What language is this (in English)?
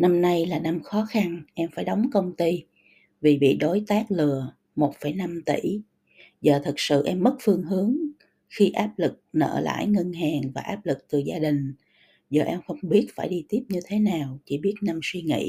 Vietnamese